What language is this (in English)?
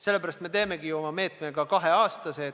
Estonian